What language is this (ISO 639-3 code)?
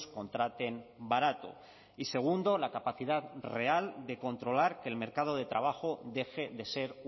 spa